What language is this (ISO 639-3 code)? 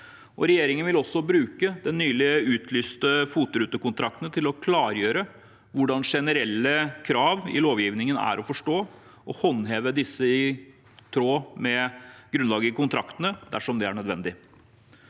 nor